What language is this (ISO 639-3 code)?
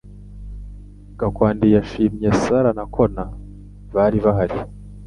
kin